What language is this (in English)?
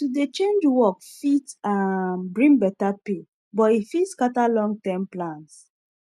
Nigerian Pidgin